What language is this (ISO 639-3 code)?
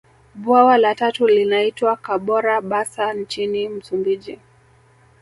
swa